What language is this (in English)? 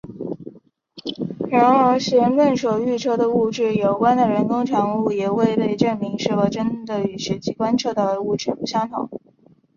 Chinese